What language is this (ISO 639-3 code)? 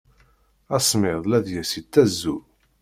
kab